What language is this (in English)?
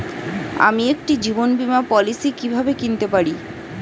Bangla